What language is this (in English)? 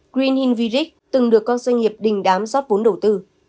Vietnamese